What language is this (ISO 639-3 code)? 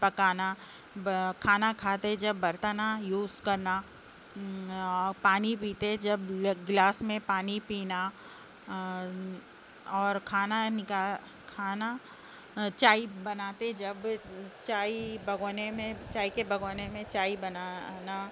urd